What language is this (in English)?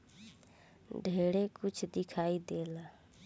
Bhojpuri